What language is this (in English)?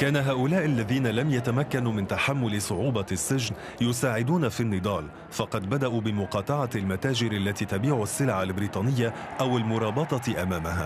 Arabic